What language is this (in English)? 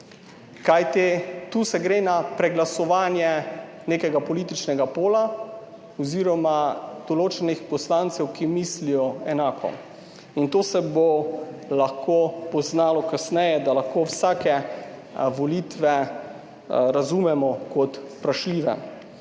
Slovenian